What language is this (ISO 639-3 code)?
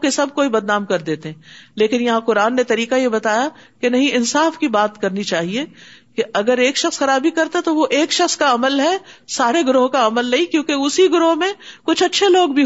urd